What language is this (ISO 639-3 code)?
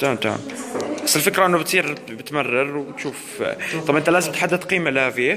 ara